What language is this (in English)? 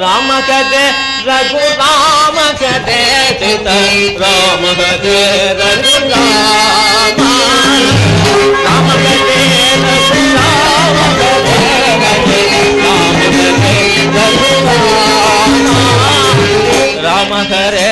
Kannada